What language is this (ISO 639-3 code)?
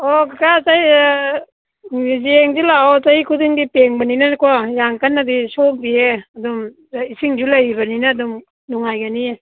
mni